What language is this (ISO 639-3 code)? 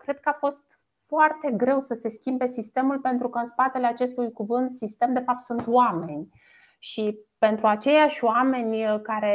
ron